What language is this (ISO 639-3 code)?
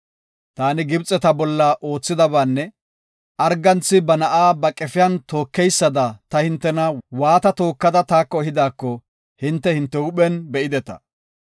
gof